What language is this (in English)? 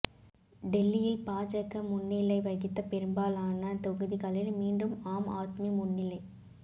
Tamil